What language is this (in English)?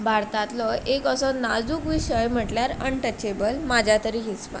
Konkani